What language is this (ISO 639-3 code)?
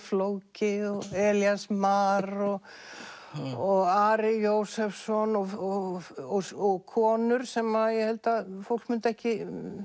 isl